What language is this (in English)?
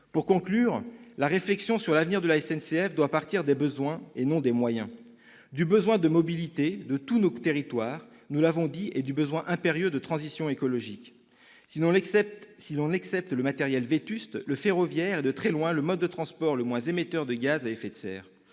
French